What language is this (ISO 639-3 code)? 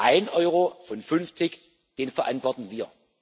deu